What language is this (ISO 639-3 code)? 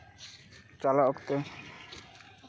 sat